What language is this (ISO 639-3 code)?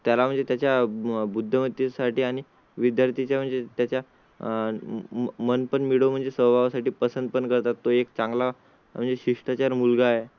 mar